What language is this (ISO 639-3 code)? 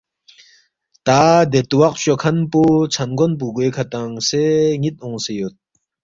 bft